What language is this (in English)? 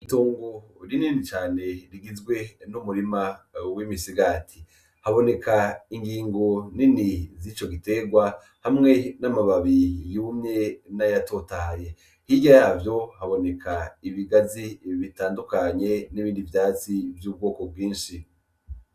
Rundi